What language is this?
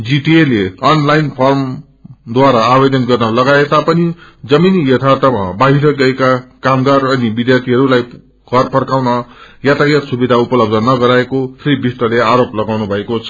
Nepali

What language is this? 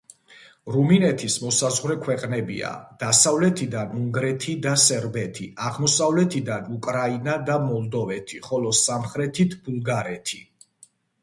Georgian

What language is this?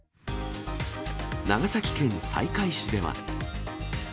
Japanese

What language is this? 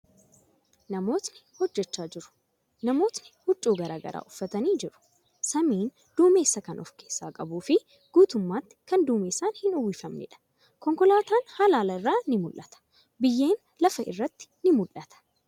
Oromo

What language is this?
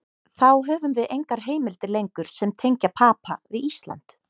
Icelandic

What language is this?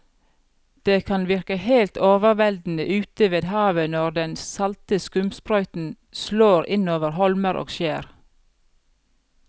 Norwegian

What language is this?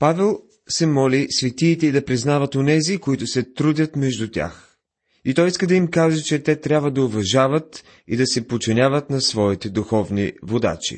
Bulgarian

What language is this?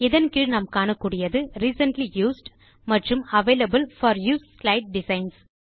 Tamil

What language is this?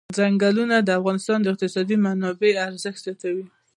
Pashto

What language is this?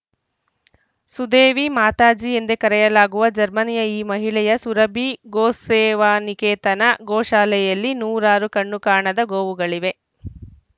Kannada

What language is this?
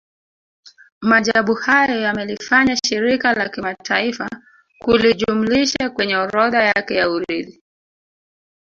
Swahili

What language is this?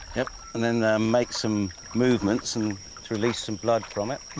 English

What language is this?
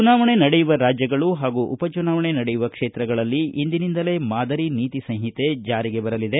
Kannada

